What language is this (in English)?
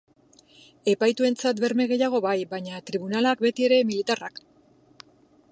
Basque